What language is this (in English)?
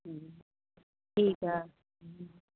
Sindhi